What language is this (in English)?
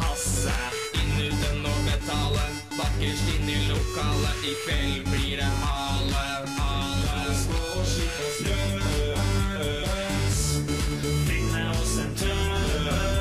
Norwegian